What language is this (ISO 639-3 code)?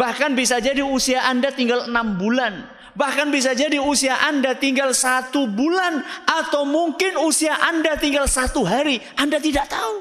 ind